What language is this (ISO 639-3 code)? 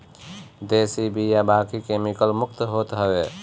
bho